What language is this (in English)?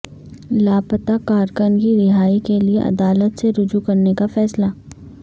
Urdu